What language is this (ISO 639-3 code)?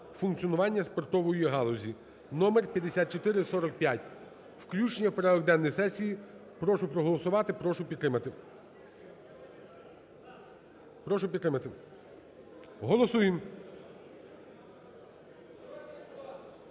ukr